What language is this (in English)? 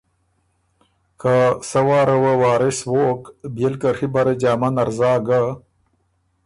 Ormuri